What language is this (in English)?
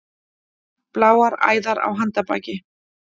Icelandic